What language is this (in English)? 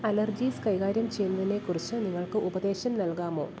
Malayalam